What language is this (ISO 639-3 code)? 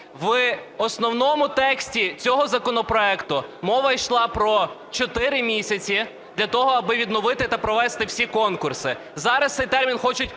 ukr